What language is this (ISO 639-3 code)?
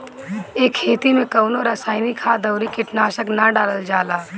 bho